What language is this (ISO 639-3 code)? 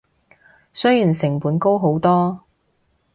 yue